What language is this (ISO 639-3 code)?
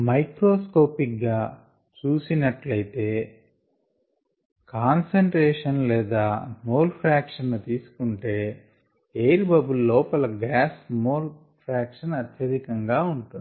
tel